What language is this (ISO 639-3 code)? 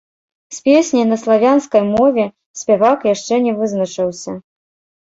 bel